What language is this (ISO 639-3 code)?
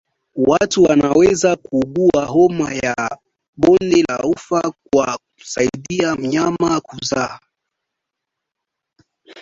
swa